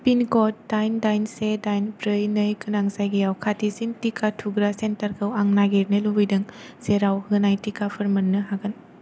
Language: Bodo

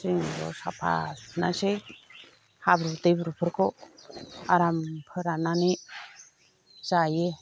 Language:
Bodo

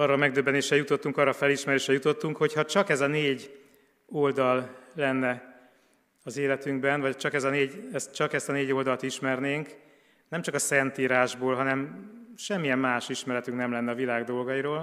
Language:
Hungarian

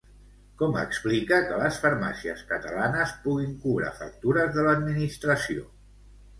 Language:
Catalan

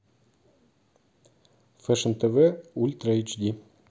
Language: Russian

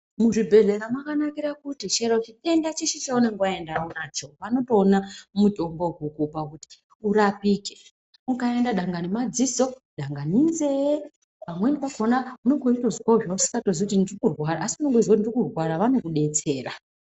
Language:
Ndau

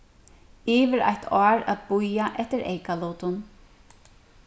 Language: Faroese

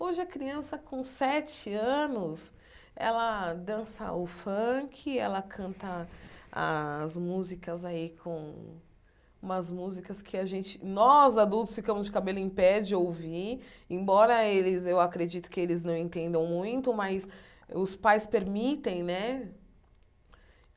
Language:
Portuguese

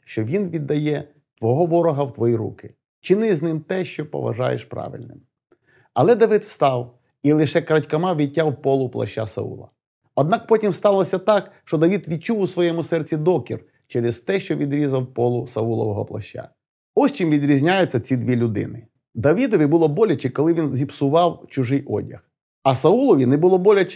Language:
Ukrainian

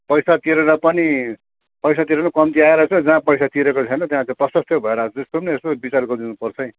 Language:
Nepali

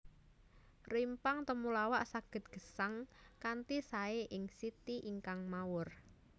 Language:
Javanese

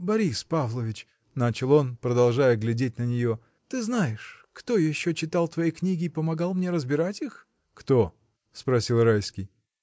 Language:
Russian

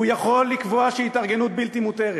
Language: Hebrew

